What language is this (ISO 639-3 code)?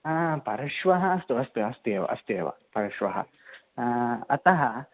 san